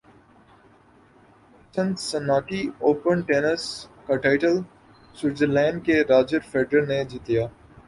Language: Urdu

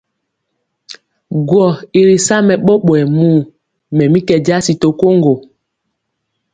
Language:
Mpiemo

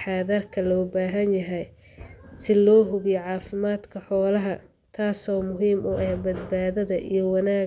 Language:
Somali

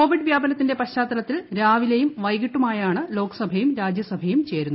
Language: Malayalam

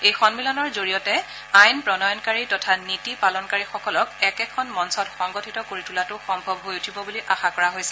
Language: Assamese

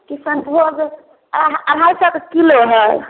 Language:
Maithili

